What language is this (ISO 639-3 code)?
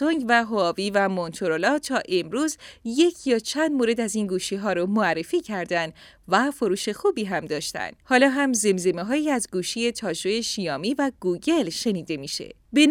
fas